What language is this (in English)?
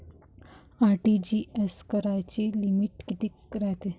Marathi